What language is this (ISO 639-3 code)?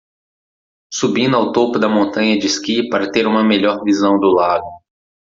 por